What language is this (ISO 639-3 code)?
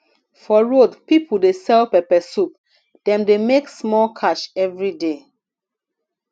pcm